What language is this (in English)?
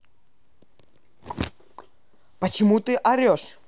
Russian